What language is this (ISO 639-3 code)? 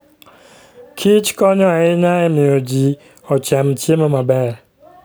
luo